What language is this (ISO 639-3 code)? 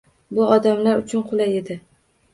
uzb